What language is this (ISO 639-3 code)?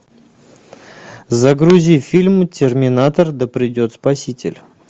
rus